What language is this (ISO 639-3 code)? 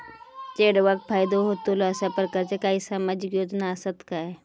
mar